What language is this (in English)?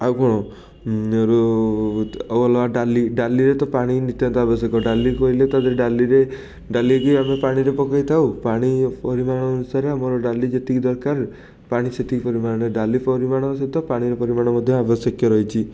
Odia